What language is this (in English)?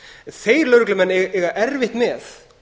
Icelandic